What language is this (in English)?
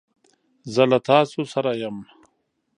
Pashto